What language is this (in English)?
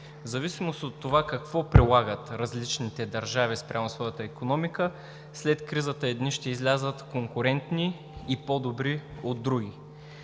Bulgarian